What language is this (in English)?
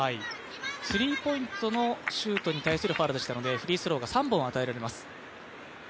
Japanese